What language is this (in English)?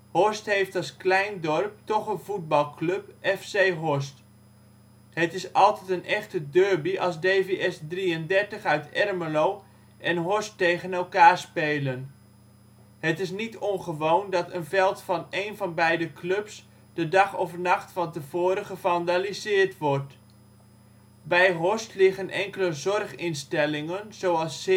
Dutch